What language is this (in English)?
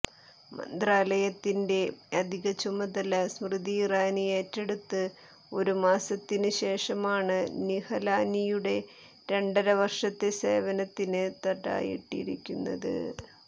Malayalam